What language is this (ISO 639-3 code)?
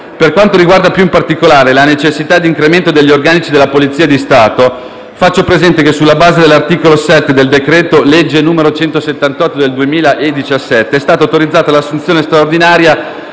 ita